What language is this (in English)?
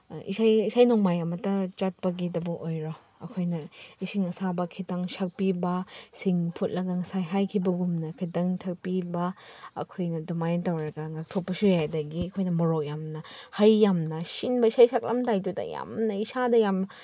Manipuri